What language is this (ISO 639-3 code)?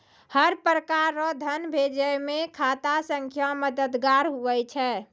mai